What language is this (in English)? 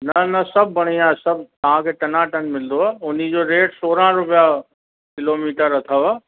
Sindhi